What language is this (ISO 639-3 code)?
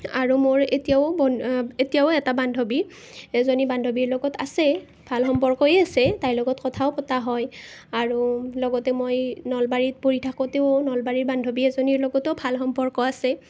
asm